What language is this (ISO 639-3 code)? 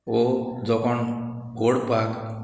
kok